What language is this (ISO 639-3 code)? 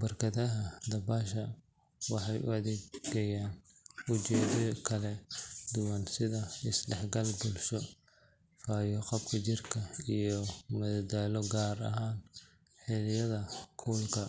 som